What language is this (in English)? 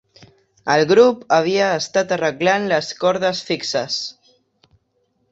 Catalan